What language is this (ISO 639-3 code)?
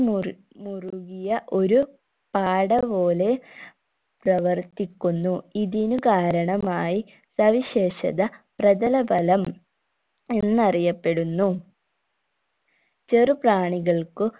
mal